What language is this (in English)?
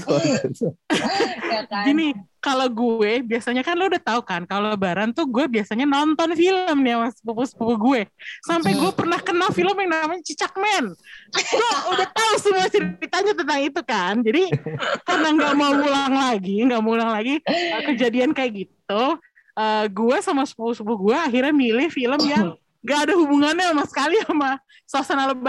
Indonesian